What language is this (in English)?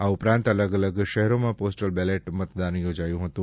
Gujarati